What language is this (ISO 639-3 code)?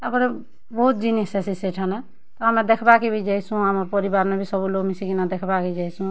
ori